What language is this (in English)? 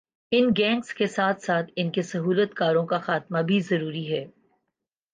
Urdu